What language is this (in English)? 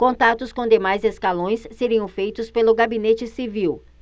Portuguese